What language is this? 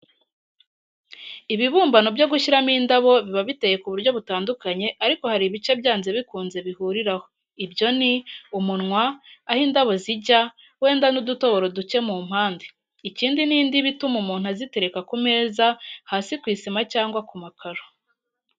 Kinyarwanda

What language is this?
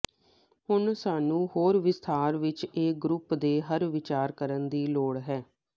Punjabi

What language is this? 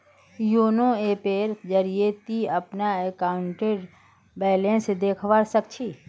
Magahi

